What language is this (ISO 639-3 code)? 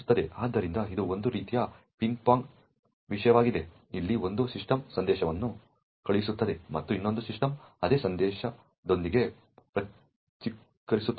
kan